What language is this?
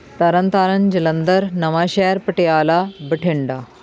Punjabi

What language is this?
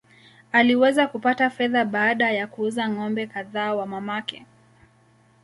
Swahili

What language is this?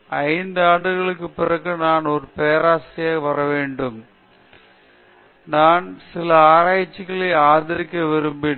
Tamil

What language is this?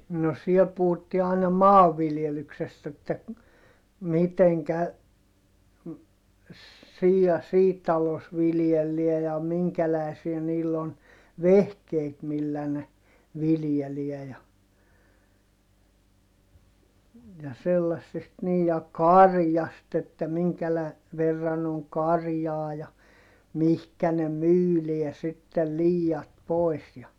Finnish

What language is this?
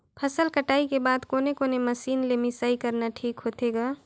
Chhattisgarhi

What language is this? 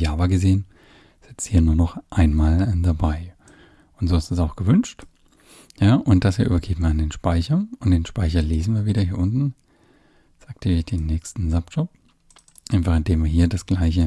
German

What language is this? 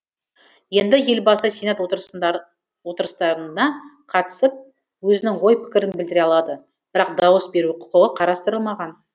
Kazakh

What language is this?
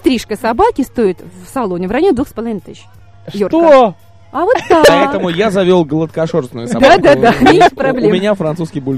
Russian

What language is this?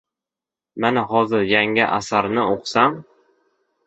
Uzbek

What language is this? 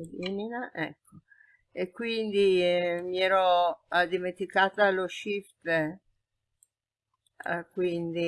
Italian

